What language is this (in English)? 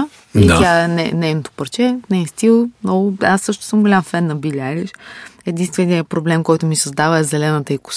Bulgarian